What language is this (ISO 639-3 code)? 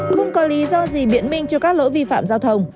vie